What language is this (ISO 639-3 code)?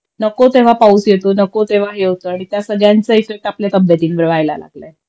mar